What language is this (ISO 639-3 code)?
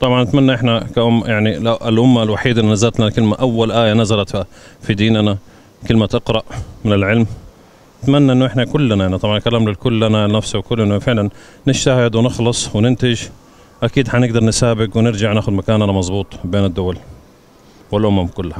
ara